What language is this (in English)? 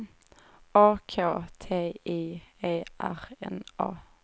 Swedish